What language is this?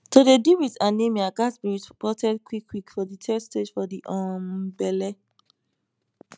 Nigerian Pidgin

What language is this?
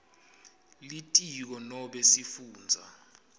Swati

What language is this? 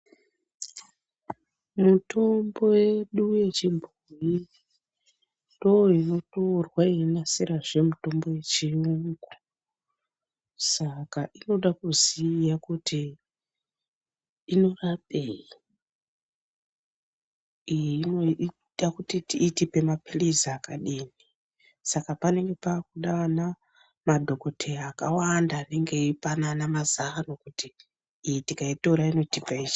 Ndau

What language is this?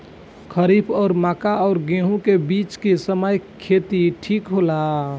Bhojpuri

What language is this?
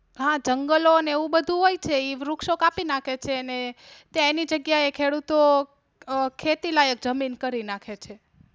Gujarati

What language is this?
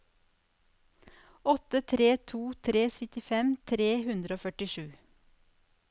Norwegian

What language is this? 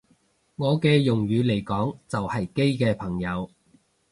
Cantonese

